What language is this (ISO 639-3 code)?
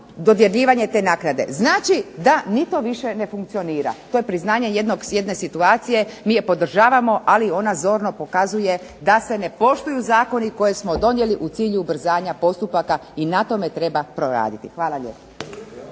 hrv